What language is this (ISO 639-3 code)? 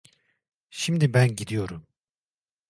tur